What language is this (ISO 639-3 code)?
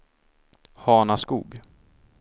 swe